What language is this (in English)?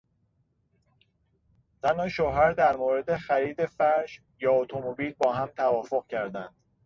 Persian